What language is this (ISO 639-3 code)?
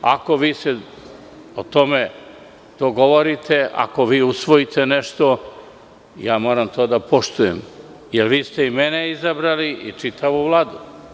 srp